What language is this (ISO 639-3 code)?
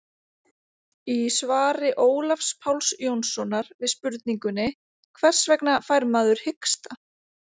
isl